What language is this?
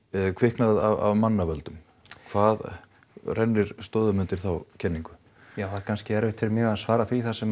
Icelandic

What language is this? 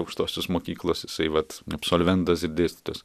Lithuanian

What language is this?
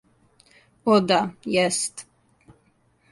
Serbian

